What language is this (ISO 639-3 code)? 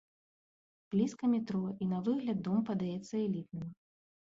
bel